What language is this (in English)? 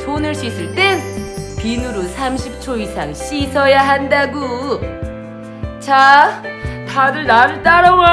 Korean